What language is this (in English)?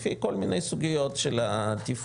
Hebrew